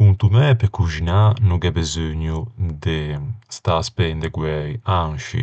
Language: Ligurian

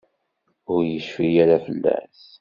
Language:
Kabyle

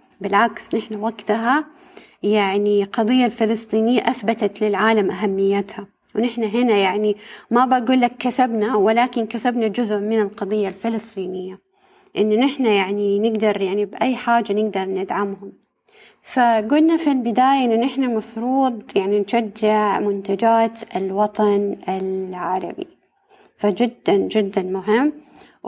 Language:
Arabic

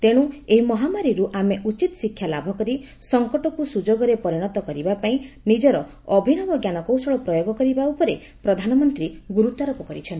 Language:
Odia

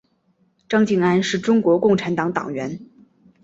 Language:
Chinese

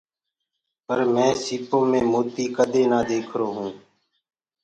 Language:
Gurgula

